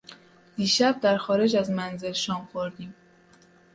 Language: Persian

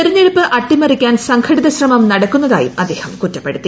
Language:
Malayalam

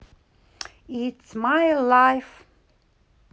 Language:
Russian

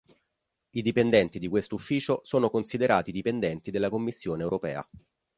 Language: Italian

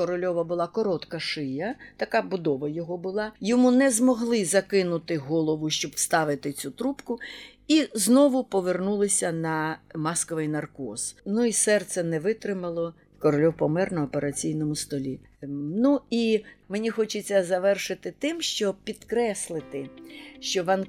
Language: Ukrainian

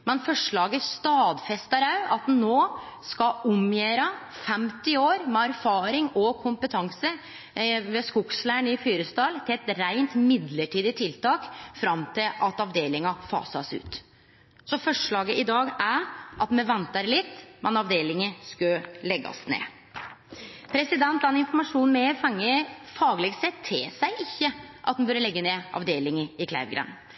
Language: Norwegian Nynorsk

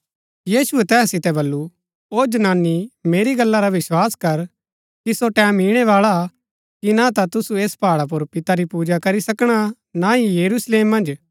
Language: Gaddi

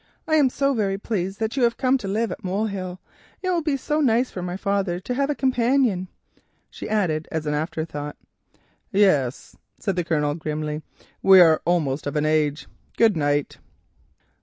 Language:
English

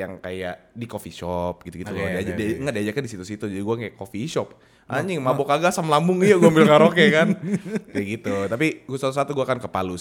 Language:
Indonesian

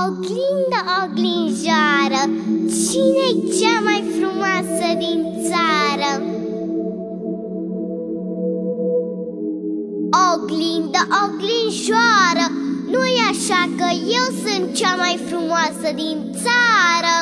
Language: Romanian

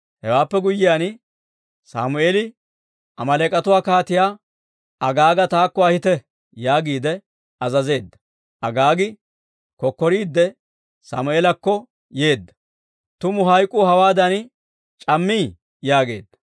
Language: Dawro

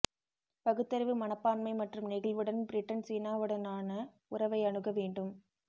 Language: Tamil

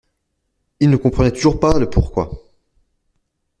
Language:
French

